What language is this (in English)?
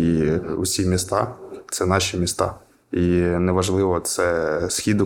Ukrainian